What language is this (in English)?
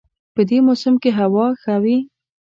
Pashto